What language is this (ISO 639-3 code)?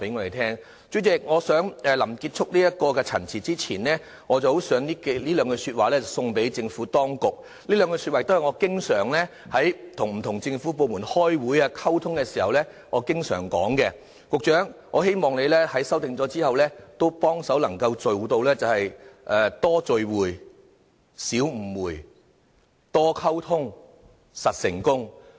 yue